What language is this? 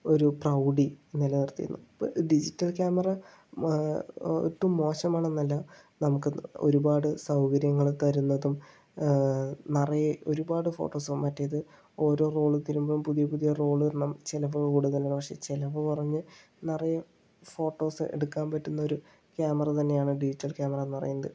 Malayalam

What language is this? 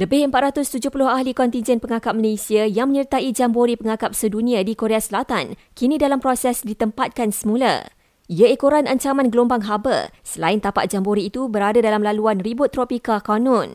Malay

